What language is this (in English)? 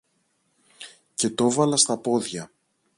Greek